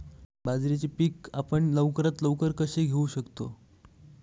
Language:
Marathi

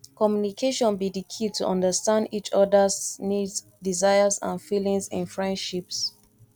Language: Nigerian Pidgin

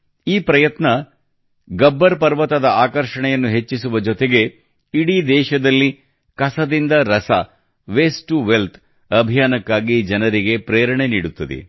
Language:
Kannada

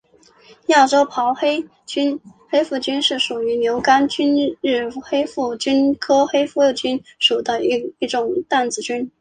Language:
Chinese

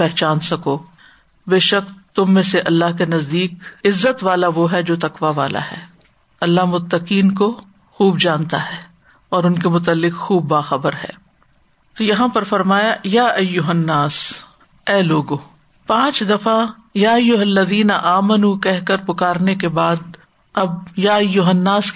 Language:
Urdu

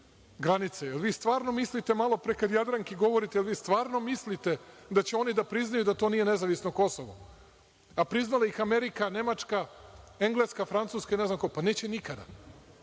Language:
Serbian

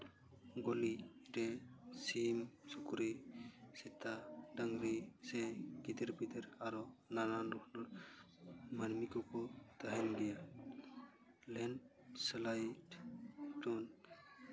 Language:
Santali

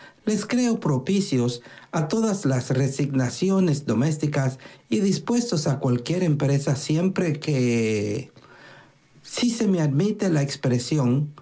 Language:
Spanish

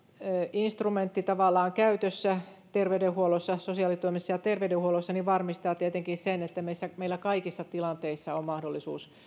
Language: Finnish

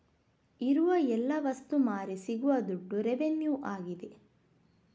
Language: Kannada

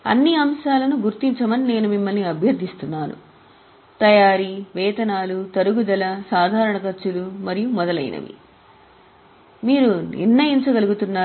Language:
Telugu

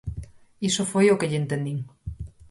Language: Galician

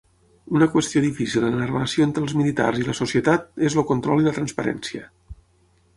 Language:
Catalan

